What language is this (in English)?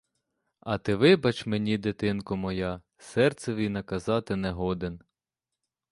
Ukrainian